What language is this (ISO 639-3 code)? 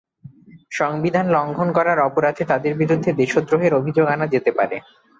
ben